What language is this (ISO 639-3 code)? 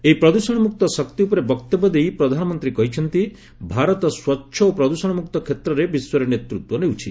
ori